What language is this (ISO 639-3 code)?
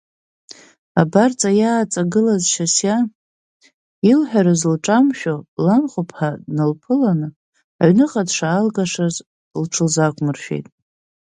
abk